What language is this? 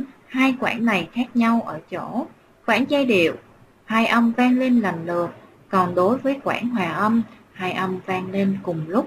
Vietnamese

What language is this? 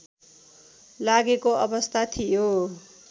Nepali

